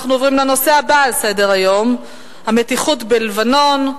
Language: Hebrew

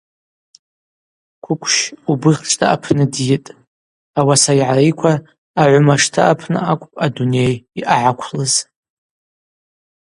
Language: Abaza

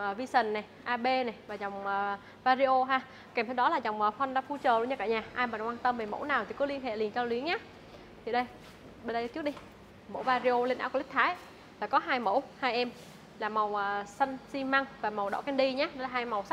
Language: Vietnamese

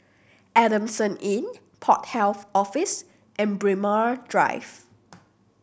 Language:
English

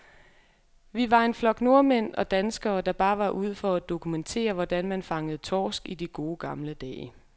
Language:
Danish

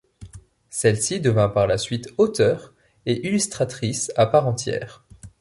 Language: French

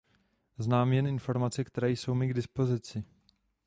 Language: Czech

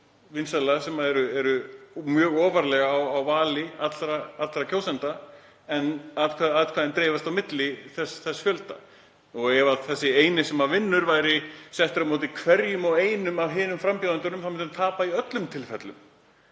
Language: Icelandic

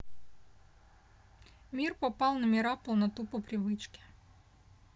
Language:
Russian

